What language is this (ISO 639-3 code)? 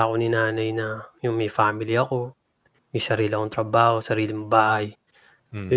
fil